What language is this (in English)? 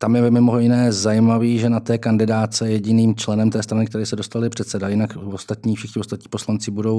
Czech